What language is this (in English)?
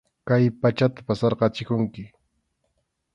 Arequipa-La Unión Quechua